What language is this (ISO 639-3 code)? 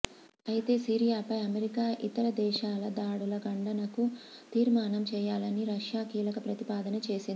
tel